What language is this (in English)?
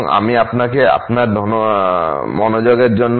Bangla